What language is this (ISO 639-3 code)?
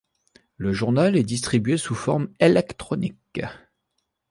fra